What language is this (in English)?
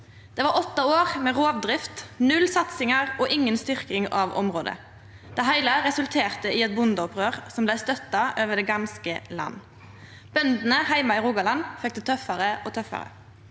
Norwegian